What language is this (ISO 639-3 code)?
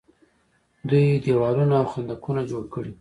pus